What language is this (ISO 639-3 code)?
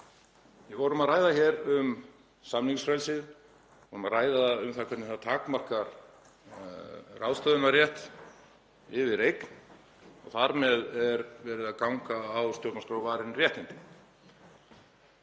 isl